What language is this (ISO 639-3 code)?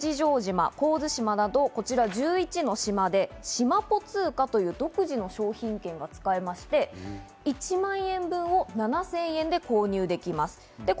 jpn